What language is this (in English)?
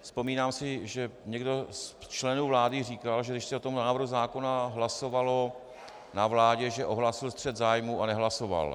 Czech